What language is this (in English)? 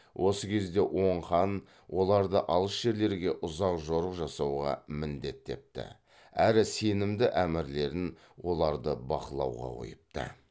Kazakh